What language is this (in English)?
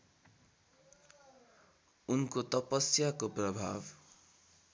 Nepali